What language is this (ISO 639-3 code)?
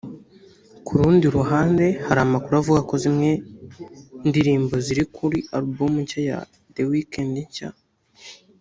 kin